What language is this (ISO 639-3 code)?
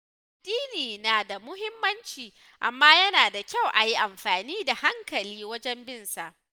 hau